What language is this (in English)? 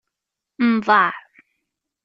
Kabyle